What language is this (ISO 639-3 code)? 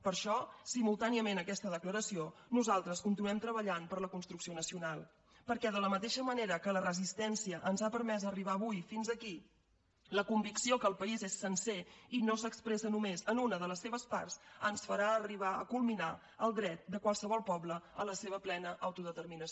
cat